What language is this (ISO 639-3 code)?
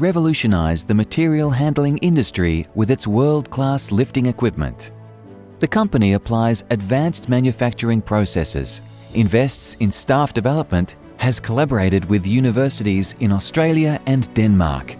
eng